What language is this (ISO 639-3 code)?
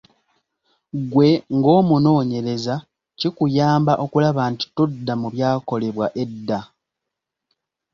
lug